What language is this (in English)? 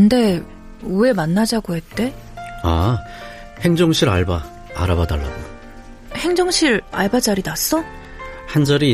Korean